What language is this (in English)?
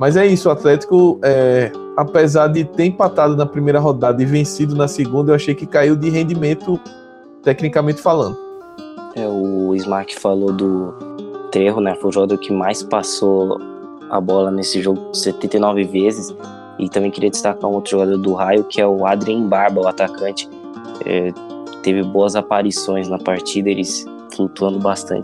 Portuguese